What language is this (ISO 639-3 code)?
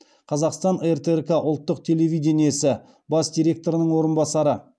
kaz